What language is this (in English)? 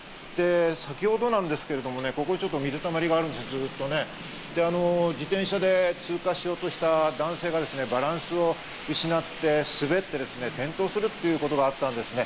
Japanese